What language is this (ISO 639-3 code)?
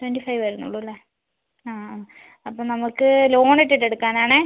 mal